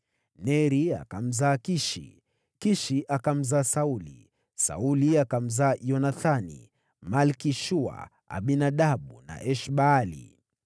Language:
Swahili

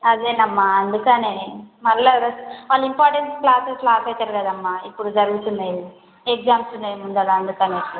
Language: Telugu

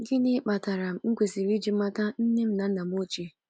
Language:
Igbo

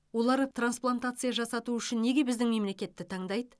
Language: Kazakh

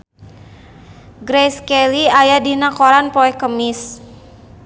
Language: Sundanese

